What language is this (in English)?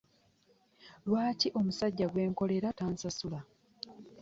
Ganda